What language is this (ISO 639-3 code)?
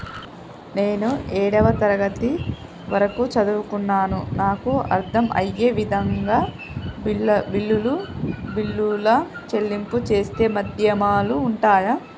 tel